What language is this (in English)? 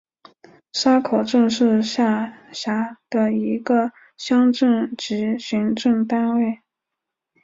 Chinese